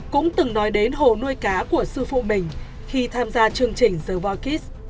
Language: Vietnamese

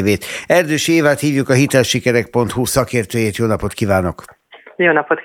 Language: Hungarian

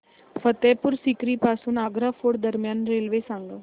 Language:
Marathi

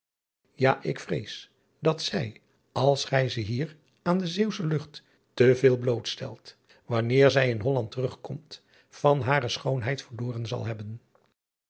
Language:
Dutch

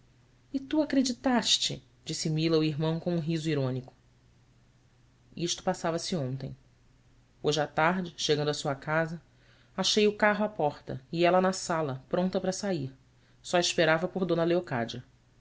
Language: Portuguese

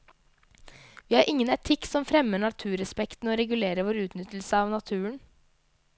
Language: Norwegian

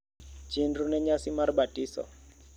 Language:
Luo (Kenya and Tanzania)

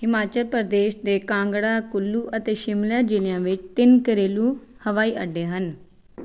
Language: Punjabi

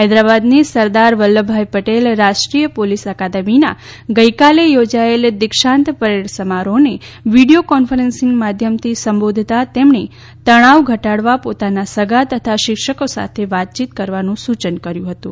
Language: Gujarati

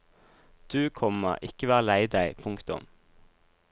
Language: Norwegian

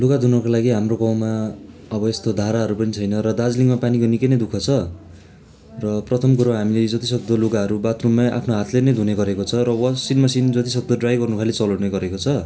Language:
Nepali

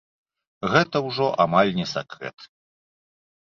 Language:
Belarusian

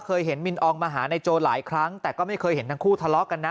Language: Thai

